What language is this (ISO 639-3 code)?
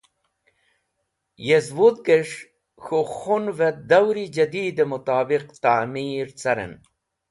wbl